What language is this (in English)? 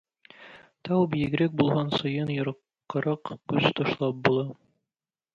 Tatar